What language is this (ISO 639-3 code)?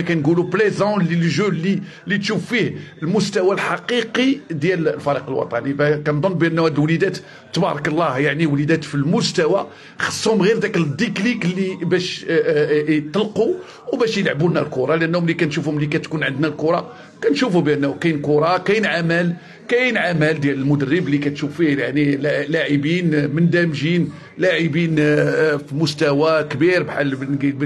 ara